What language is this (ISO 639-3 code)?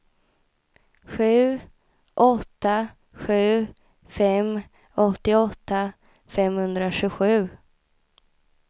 swe